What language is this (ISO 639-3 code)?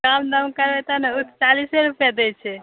mai